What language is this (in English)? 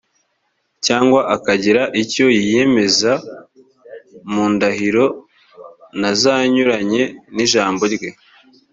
Kinyarwanda